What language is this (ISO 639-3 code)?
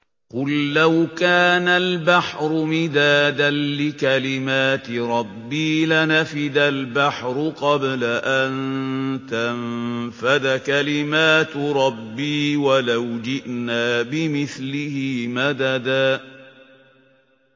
ara